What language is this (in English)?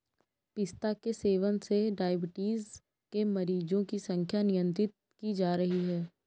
Hindi